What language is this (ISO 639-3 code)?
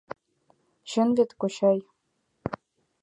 chm